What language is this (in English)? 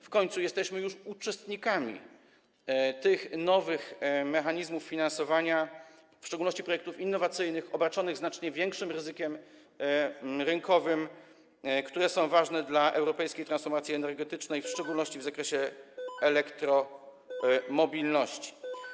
Polish